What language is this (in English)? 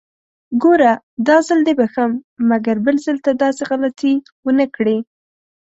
Pashto